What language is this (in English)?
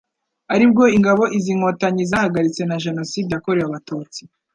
Kinyarwanda